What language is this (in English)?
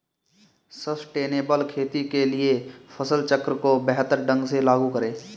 Hindi